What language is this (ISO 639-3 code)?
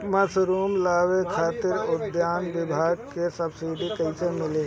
bho